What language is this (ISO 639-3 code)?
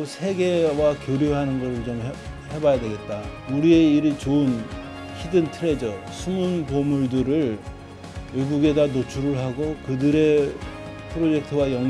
kor